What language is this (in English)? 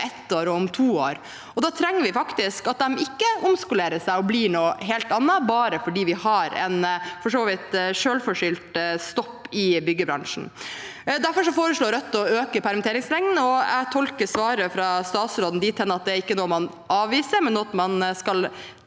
Norwegian